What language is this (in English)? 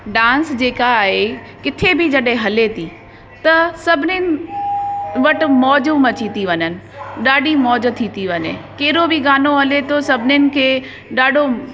Sindhi